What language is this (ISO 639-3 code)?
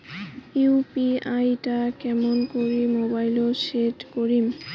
ben